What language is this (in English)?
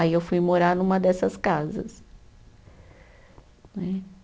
Portuguese